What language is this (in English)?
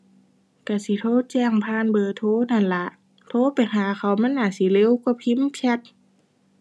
Thai